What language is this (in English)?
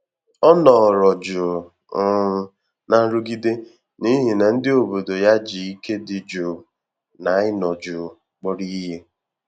Igbo